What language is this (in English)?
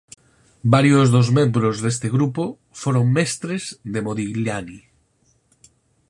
Galician